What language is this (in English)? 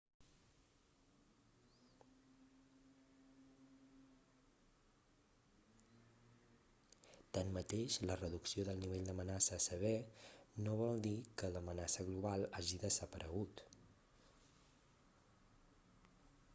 Catalan